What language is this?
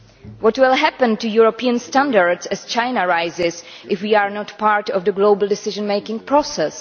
English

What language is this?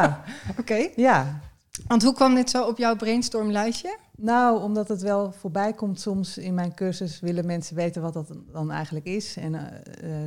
Dutch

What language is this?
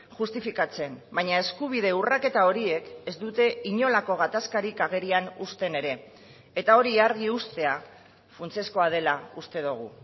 Basque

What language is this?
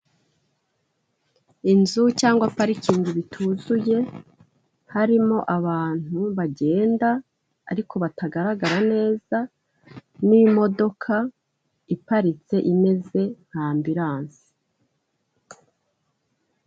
Kinyarwanda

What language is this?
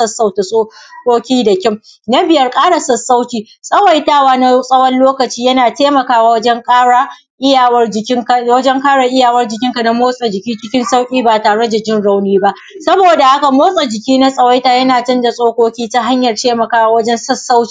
Hausa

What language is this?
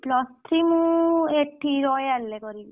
Odia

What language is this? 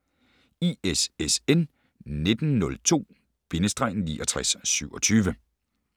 Danish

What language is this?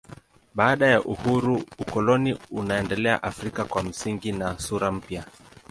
Swahili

